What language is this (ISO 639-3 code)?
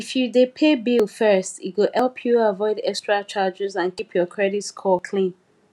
pcm